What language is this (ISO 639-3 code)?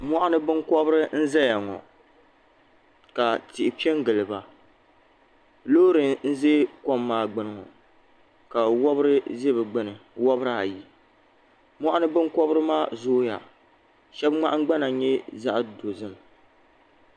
dag